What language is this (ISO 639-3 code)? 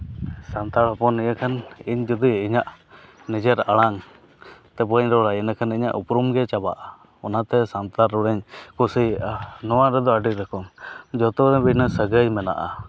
sat